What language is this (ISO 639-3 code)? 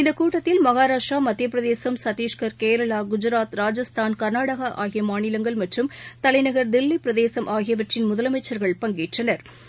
tam